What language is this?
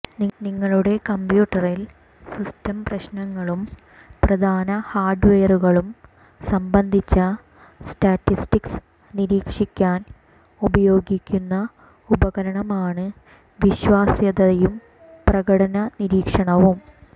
Malayalam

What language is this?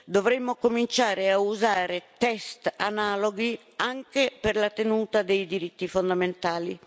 Italian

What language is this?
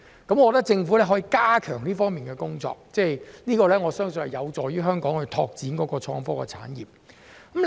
Cantonese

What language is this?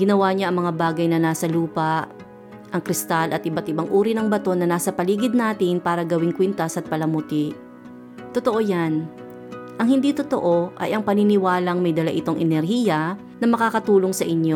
Filipino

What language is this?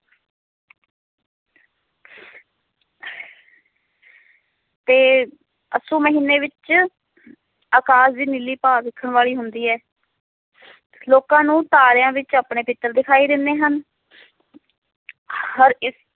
Punjabi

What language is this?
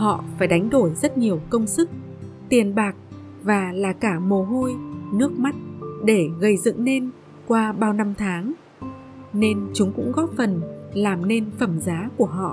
Vietnamese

